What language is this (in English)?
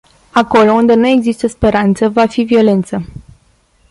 Romanian